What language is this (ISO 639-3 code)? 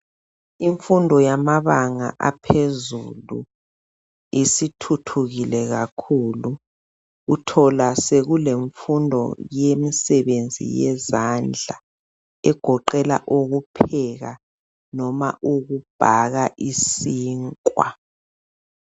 nde